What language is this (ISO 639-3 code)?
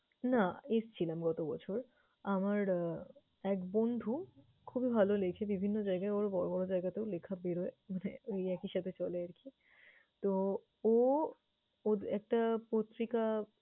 ben